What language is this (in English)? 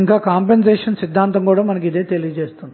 Telugu